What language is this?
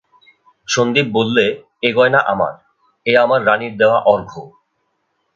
Bangla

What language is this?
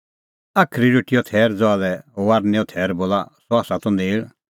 Kullu Pahari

